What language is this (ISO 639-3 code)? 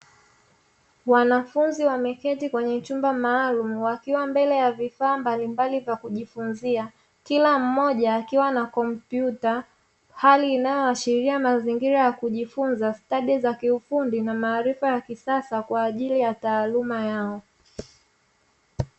swa